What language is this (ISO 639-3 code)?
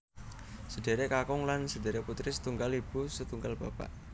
jav